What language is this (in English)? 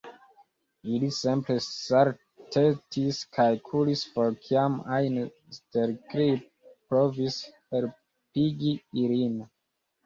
Esperanto